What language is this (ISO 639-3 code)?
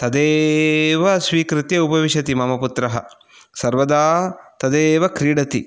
san